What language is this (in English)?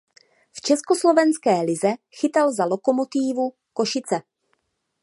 Czech